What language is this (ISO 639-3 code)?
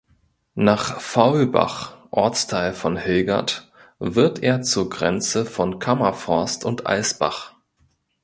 deu